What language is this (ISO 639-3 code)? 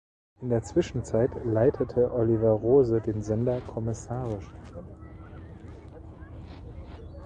deu